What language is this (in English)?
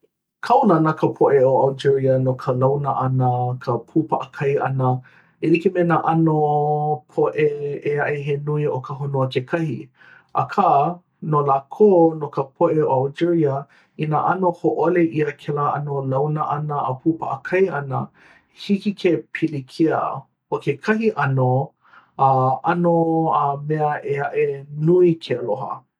Hawaiian